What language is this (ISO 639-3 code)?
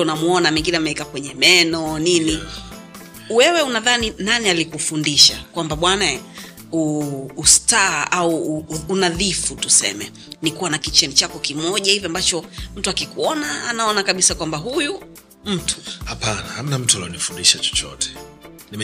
swa